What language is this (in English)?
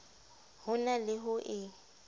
Southern Sotho